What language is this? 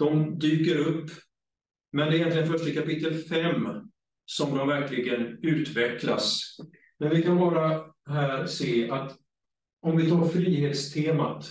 Swedish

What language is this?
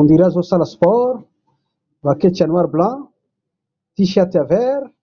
Lingala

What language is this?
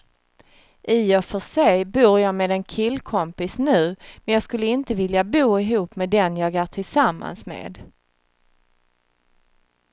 Swedish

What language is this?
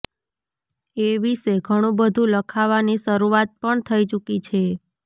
Gujarati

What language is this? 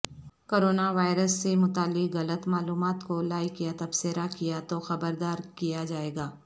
Urdu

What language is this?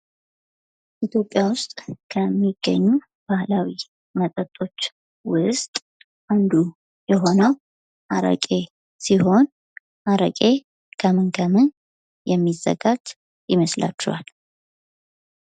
Amharic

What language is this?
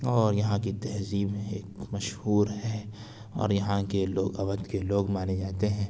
Urdu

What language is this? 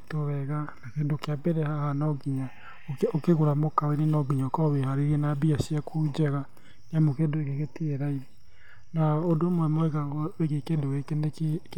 Kikuyu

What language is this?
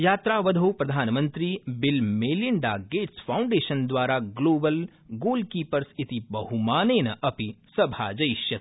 Sanskrit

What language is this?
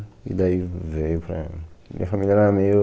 Portuguese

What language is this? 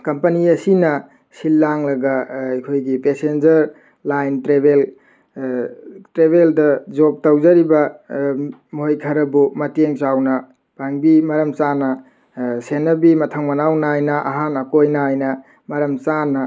Manipuri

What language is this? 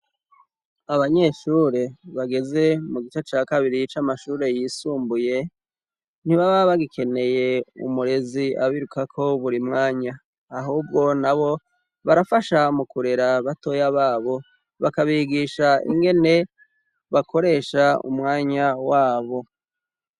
Rundi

